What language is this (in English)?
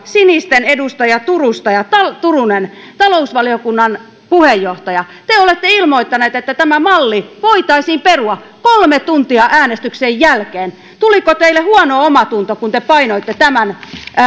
Finnish